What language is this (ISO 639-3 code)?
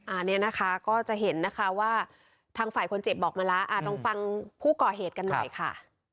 tha